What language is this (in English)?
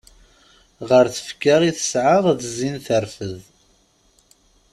Kabyle